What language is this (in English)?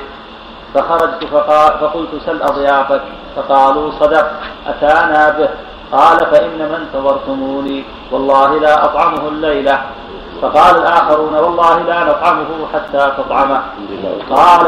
Arabic